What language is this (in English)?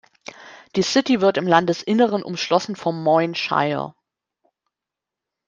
German